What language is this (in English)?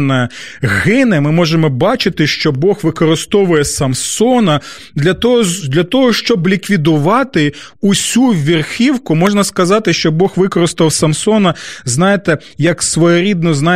Ukrainian